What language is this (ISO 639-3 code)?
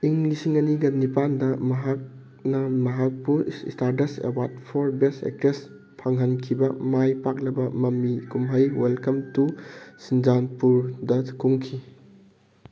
mni